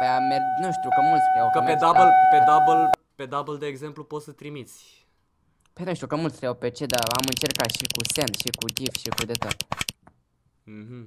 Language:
Romanian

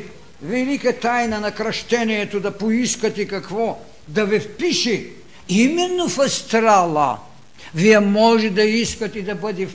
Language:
Bulgarian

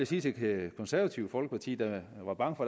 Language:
Danish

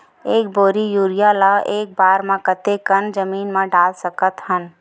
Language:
Chhattisgarhi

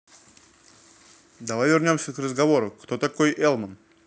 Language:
Russian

